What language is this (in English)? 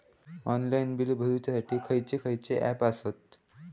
Marathi